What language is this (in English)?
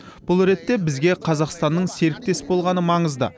Kazakh